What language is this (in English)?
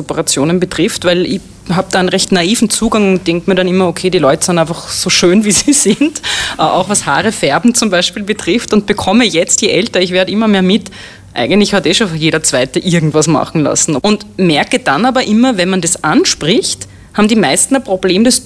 German